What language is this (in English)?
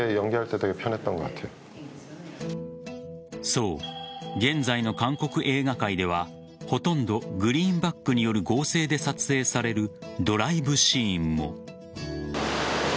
Japanese